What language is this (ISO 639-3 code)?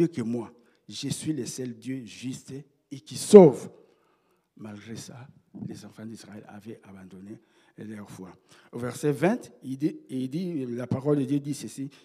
fra